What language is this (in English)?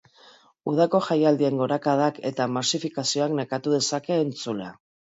Basque